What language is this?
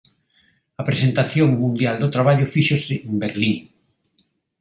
Galician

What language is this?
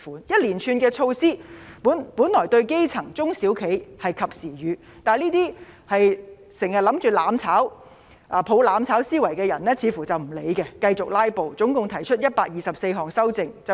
Cantonese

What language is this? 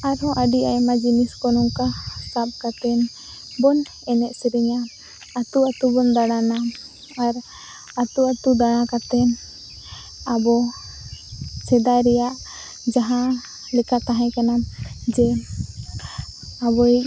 Santali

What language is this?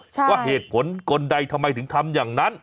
Thai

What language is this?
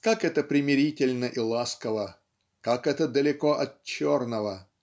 Russian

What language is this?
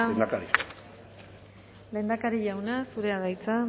Basque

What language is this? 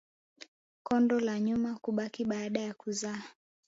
Swahili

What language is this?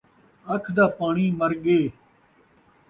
Saraiki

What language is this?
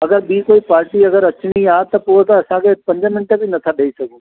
Sindhi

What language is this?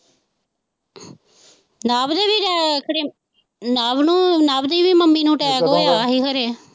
Punjabi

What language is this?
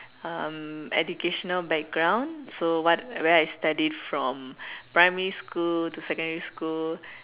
English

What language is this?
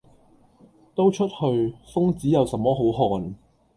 Cantonese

